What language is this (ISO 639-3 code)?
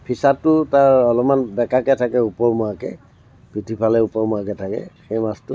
asm